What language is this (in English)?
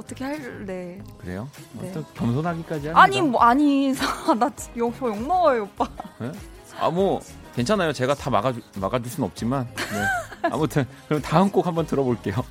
Korean